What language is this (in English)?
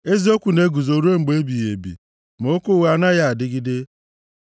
Igbo